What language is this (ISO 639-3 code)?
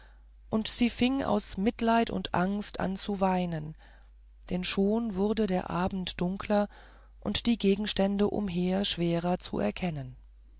deu